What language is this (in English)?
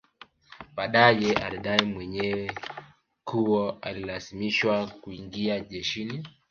Swahili